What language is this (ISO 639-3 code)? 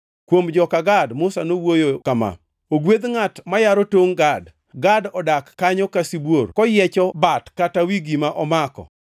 luo